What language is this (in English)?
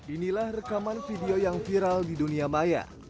Indonesian